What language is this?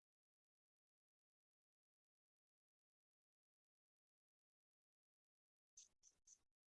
Vietnamese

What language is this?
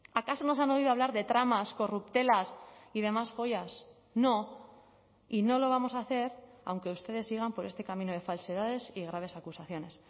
Spanish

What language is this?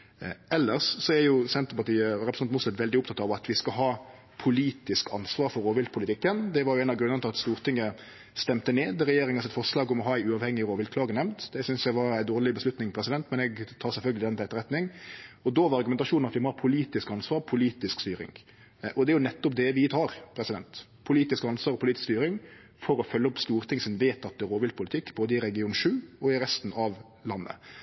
Norwegian Nynorsk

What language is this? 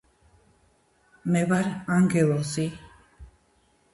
Georgian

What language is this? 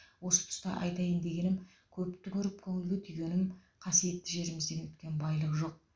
Kazakh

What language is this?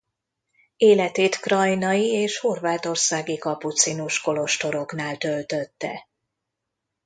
Hungarian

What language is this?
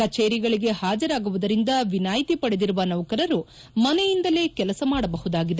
Kannada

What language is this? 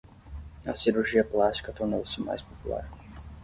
Portuguese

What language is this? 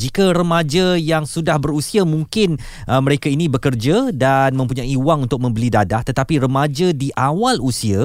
Malay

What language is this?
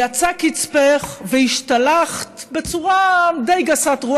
Hebrew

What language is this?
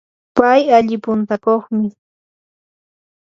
Yanahuanca Pasco Quechua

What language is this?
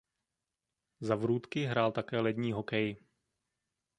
Czech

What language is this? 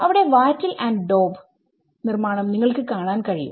Malayalam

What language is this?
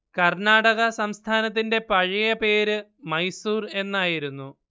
Malayalam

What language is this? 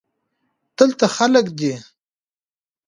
Pashto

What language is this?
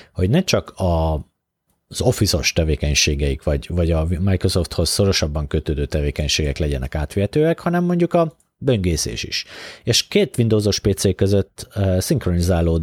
Hungarian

